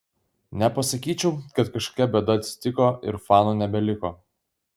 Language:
Lithuanian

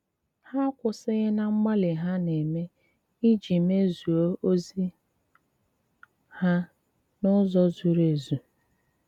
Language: Igbo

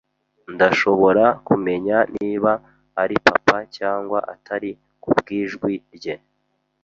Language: Kinyarwanda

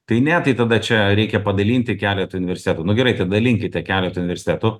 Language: Lithuanian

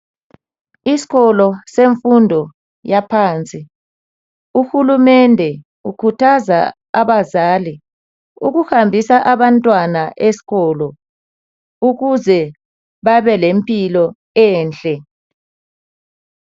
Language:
North Ndebele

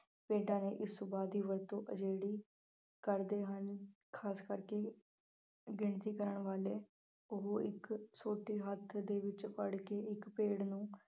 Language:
Punjabi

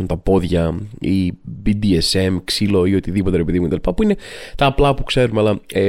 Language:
Greek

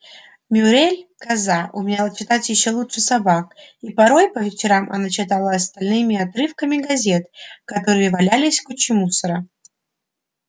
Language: Russian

